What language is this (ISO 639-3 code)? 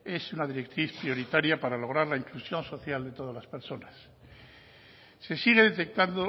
spa